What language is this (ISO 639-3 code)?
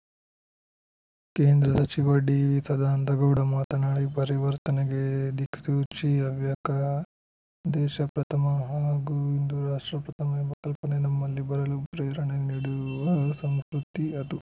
kan